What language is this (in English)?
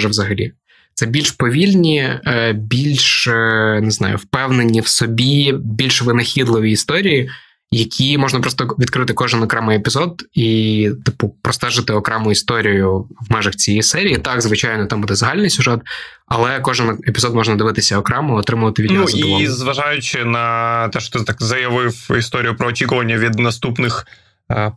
Ukrainian